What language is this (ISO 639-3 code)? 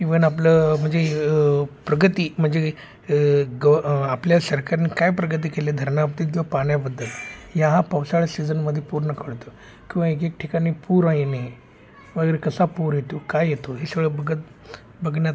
mar